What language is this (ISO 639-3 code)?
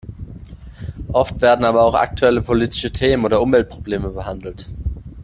deu